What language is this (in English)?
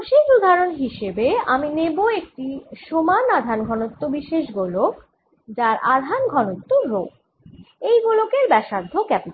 Bangla